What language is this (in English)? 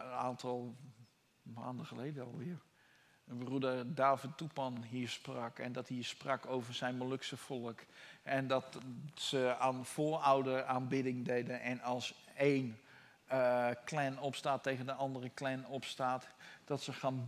Dutch